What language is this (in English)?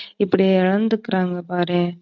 Tamil